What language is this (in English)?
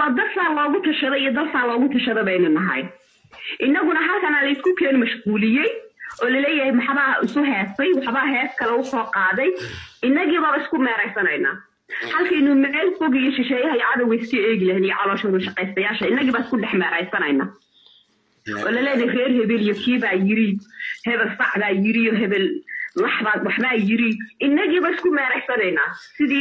Arabic